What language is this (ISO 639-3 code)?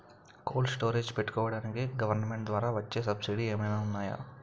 tel